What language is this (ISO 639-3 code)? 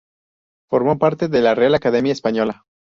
spa